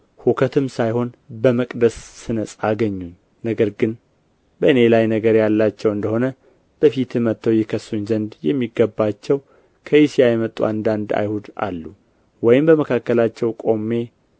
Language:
Amharic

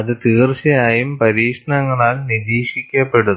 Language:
Malayalam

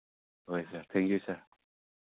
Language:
Manipuri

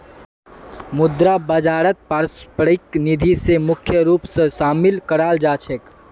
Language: Magahi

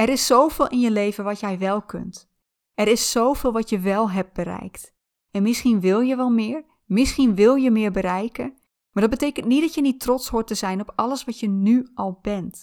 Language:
Dutch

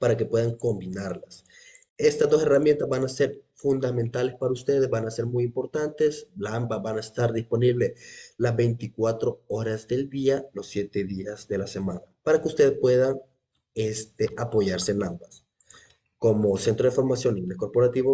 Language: Spanish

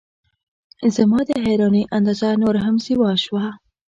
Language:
Pashto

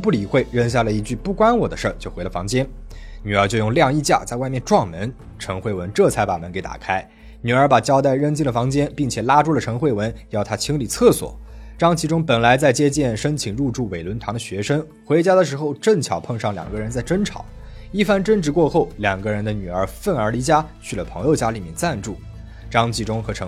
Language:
Chinese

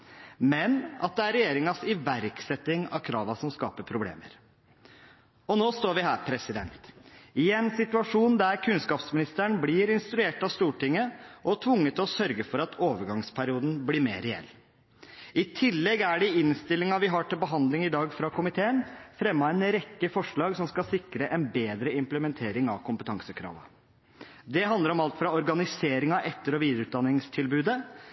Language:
Norwegian Bokmål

